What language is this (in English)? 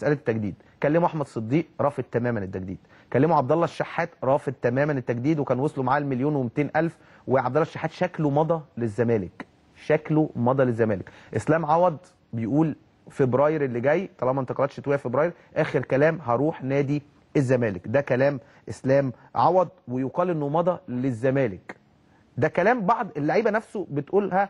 Arabic